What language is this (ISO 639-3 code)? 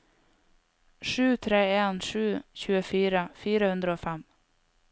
nor